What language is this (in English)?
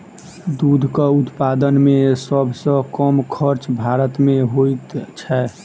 Maithili